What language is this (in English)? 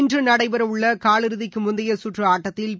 Tamil